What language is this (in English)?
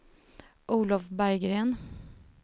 Swedish